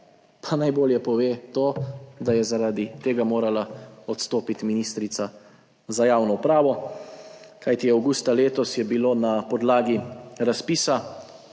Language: Slovenian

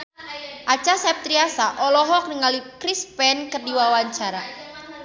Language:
Sundanese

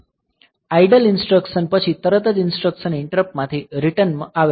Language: Gujarati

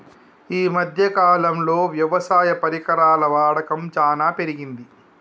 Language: Telugu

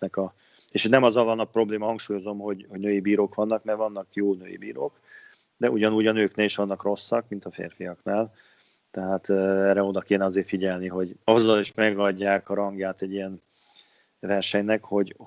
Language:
Hungarian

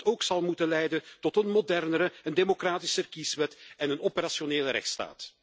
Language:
Dutch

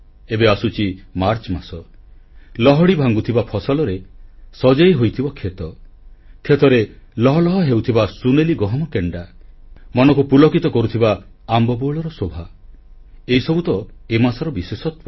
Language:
Odia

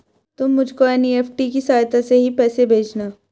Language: Hindi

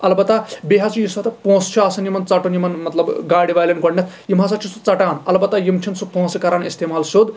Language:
Kashmiri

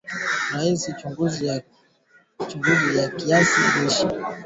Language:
Swahili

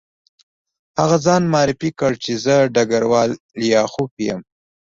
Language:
Pashto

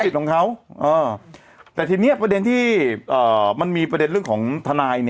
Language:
Thai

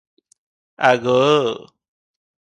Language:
Odia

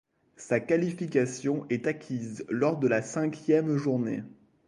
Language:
French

